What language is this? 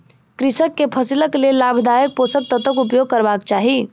Maithili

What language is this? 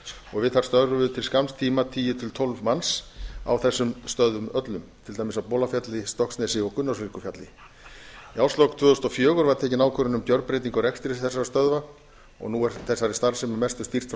Icelandic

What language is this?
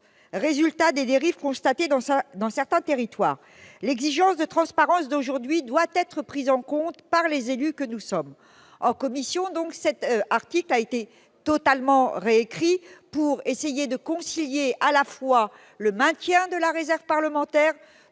French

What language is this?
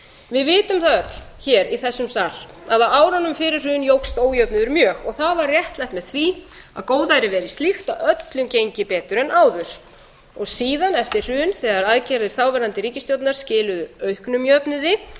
Icelandic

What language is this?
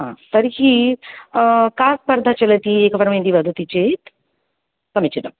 Sanskrit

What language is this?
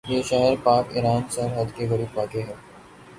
Urdu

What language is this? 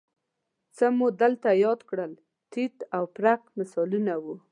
Pashto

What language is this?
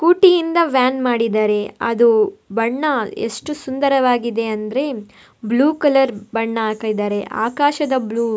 Kannada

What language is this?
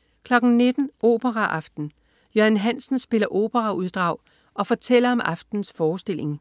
Danish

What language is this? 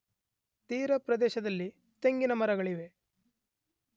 Kannada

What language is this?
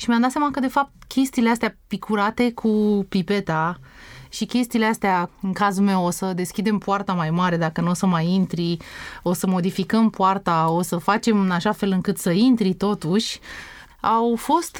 Romanian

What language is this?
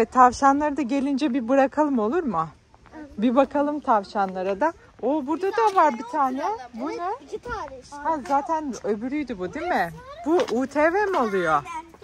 Turkish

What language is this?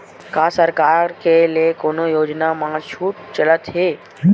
Chhattisgarhi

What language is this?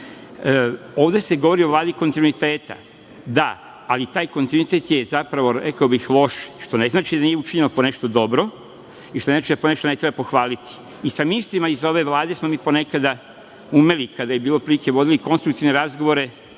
Serbian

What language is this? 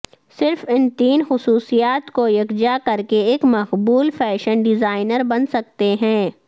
Urdu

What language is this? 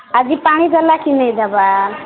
Odia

